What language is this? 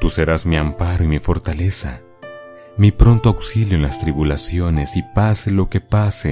Spanish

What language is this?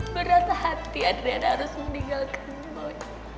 Indonesian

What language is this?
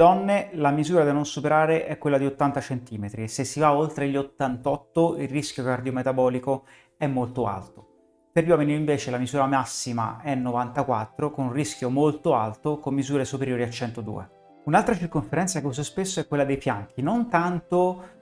Italian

